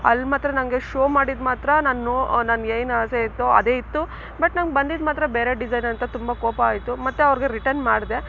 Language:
Kannada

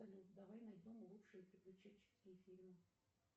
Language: Russian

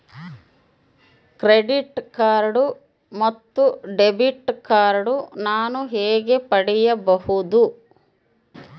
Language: Kannada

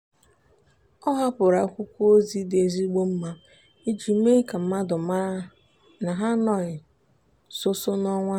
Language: Igbo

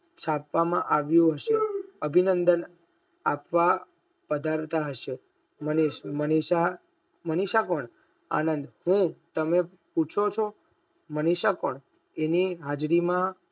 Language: Gujarati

